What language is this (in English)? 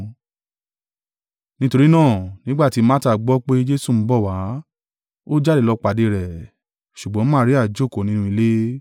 Yoruba